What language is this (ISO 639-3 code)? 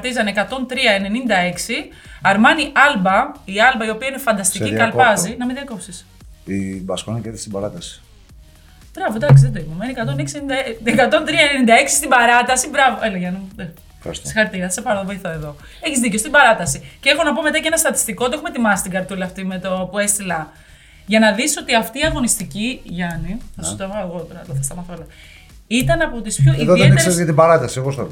ell